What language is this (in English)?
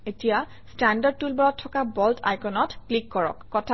Assamese